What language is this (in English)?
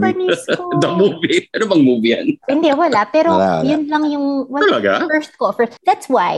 Filipino